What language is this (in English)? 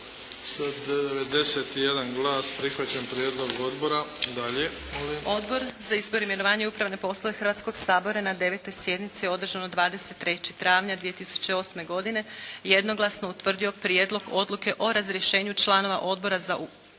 Croatian